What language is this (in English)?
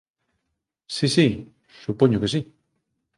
Galician